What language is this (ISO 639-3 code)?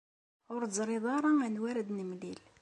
kab